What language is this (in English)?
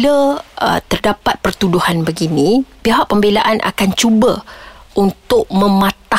Malay